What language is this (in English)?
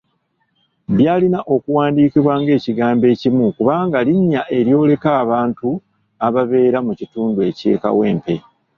Ganda